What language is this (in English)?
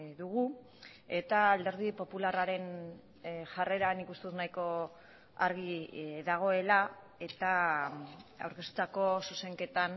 Basque